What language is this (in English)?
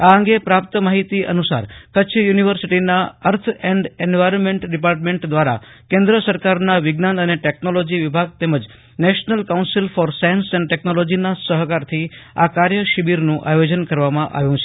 Gujarati